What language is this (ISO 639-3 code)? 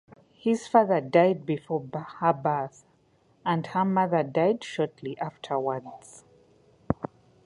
eng